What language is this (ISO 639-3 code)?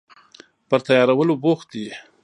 pus